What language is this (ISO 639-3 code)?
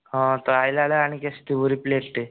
ori